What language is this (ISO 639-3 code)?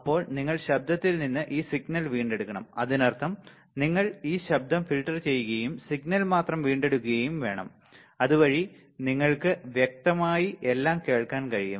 mal